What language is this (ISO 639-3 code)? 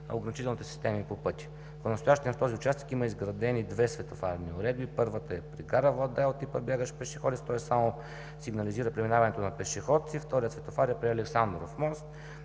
bul